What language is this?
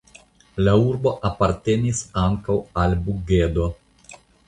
Esperanto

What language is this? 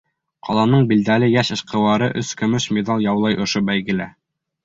Bashkir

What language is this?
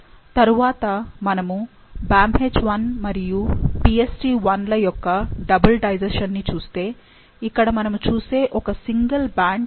Telugu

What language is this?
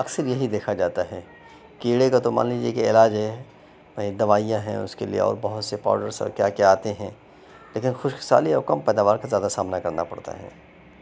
Urdu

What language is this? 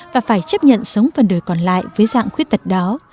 Vietnamese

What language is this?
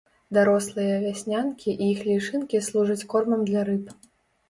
Belarusian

